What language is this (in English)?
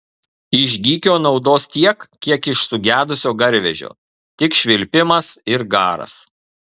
Lithuanian